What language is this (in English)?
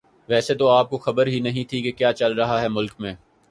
Urdu